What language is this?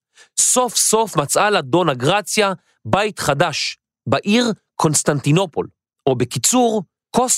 Hebrew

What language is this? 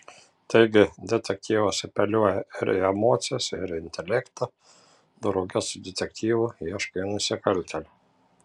Lithuanian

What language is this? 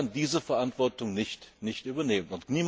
German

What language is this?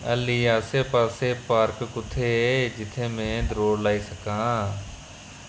Dogri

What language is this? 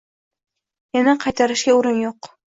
Uzbek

